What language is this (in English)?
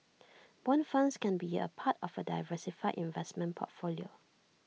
English